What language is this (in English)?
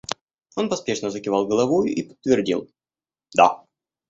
Russian